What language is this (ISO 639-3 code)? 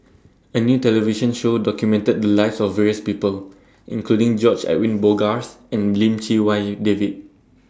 eng